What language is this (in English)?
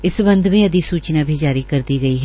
Hindi